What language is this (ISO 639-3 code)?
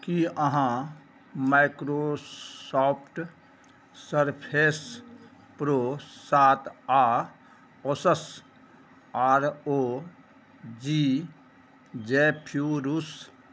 mai